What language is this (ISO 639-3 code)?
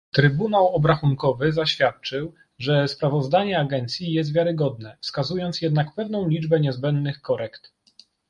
pol